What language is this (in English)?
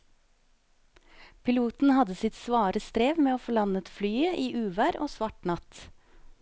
Norwegian